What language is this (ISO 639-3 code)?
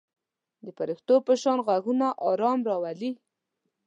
pus